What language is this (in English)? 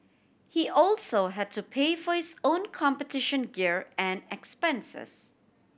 English